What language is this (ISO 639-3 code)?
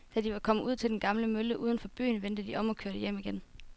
dan